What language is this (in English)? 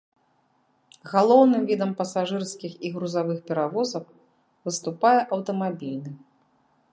Belarusian